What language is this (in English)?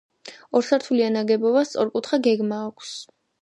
Georgian